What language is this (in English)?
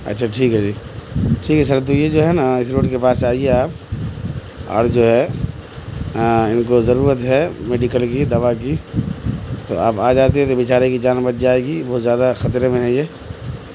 Urdu